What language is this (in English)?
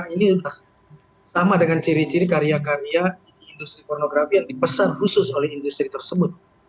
Indonesian